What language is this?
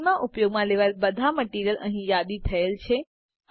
Gujarati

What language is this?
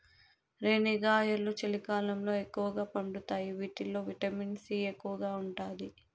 Telugu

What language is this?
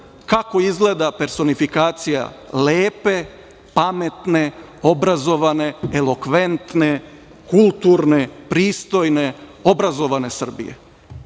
Serbian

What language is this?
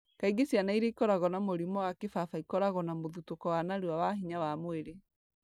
Kikuyu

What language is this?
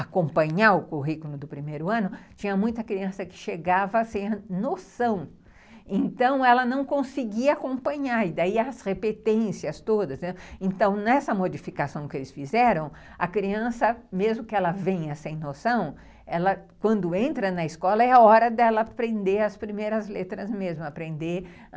Portuguese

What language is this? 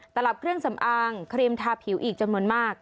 Thai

